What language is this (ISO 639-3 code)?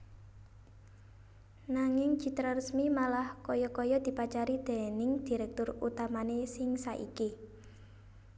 jav